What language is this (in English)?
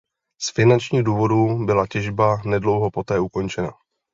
Czech